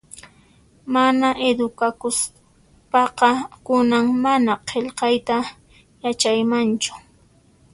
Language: Puno Quechua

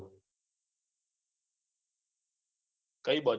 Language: Gujarati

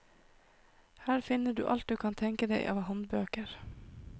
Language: Norwegian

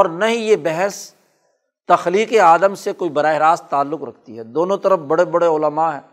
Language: Urdu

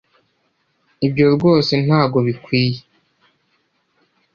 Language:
Kinyarwanda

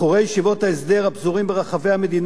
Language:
Hebrew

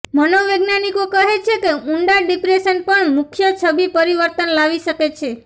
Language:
Gujarati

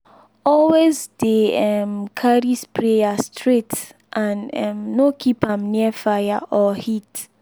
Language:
Nigerian Pidgin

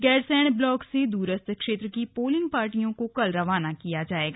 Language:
Hindi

